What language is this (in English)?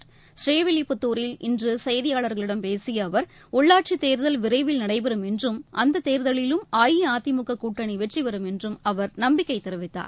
Tamil